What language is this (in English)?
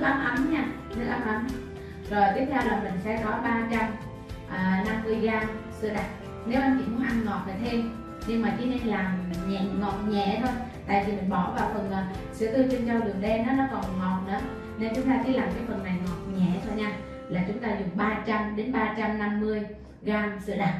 Vietnamese